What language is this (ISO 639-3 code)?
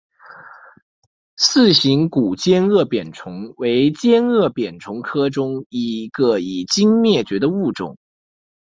zho